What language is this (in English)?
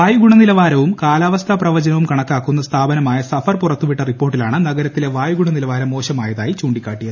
Malayalam